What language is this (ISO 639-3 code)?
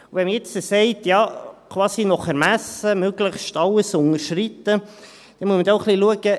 gsw